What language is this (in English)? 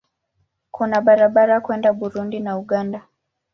Swahili